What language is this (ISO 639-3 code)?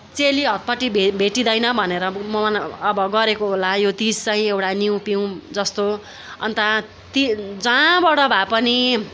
nep